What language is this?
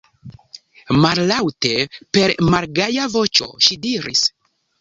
Esperanto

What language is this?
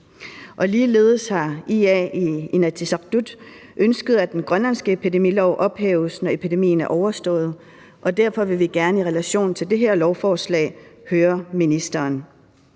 Danish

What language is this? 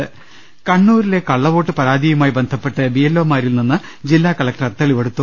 Malayalam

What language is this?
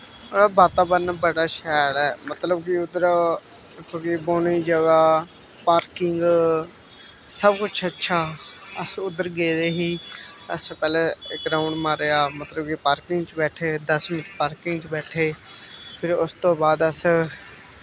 Dogri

